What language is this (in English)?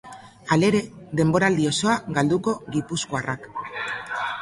Basque